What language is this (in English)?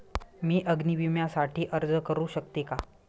Marathi